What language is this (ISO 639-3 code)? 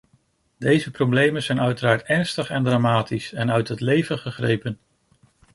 nld